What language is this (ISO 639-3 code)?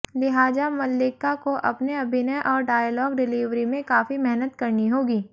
hin